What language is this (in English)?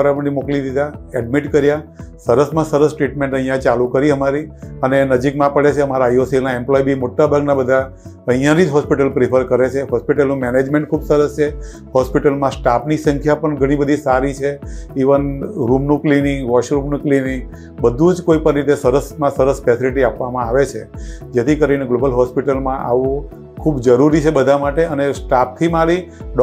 Gujarati